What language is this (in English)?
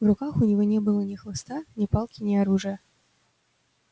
Russian